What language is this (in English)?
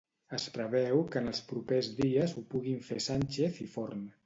Catalan